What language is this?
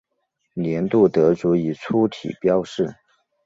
Chinese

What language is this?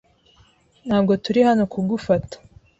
Kinyarwanda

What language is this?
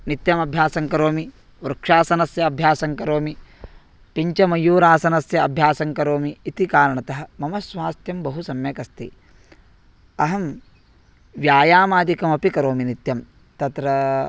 Sanskrit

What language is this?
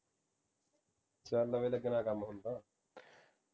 Punjabi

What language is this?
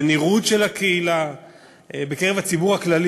Hebrew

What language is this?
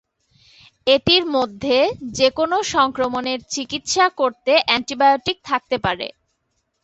Bangla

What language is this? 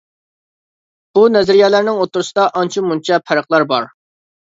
Uyghur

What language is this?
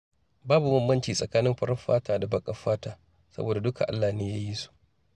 Hausa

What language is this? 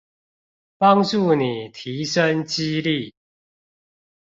Chinese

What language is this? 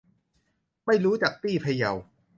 Thai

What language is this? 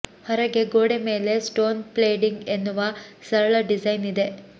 Kannada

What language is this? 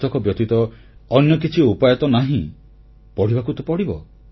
Odia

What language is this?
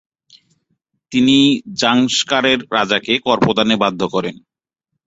Bangla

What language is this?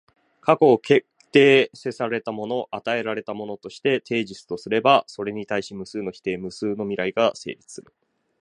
Japanese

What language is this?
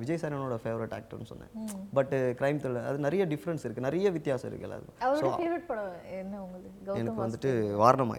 Tamil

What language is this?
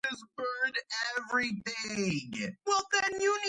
Georgian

